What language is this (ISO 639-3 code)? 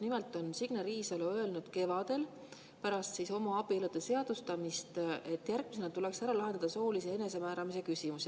est